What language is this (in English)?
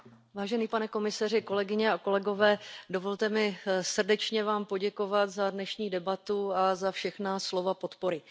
Czech